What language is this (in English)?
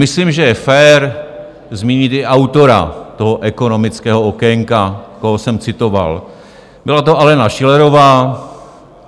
Czech